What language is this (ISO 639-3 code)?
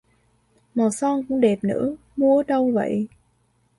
vie